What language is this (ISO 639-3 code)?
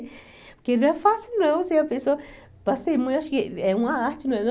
por